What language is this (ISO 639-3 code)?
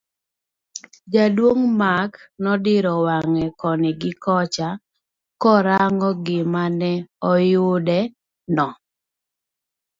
luo